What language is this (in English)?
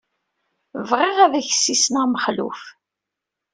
Kabyle